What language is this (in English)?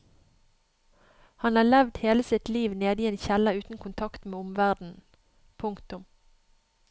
Norwegian